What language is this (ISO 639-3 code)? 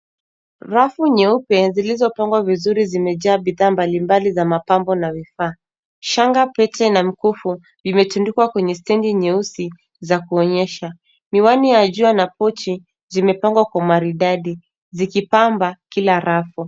swa